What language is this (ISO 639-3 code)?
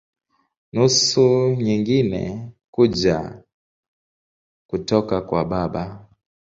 swa